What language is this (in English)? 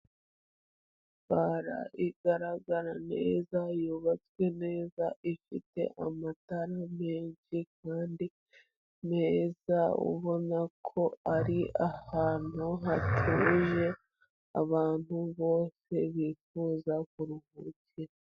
Kinyarwanda